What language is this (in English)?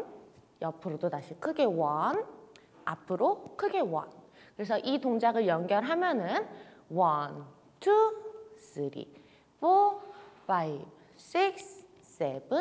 Korean